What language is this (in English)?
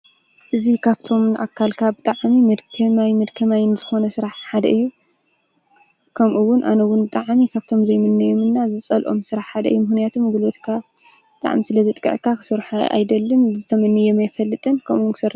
Tigrinya